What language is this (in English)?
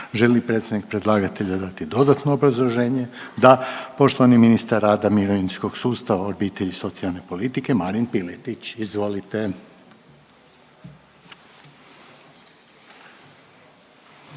Croatian